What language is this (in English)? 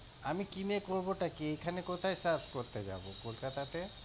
Bangla